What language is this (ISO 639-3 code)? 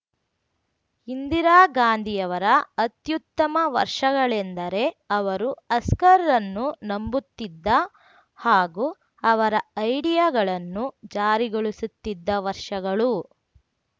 kan